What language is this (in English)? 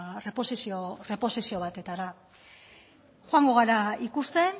Basque